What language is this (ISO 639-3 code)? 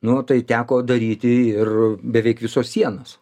lit